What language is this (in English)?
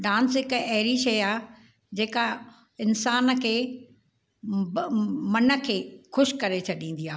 Sindhi